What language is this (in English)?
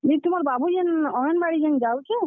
Odia